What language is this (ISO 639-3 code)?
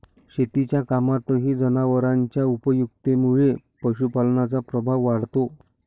mar